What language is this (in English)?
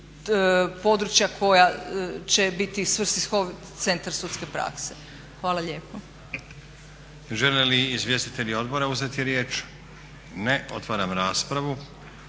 Croatian